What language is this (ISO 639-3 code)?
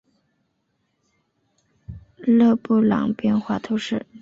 zho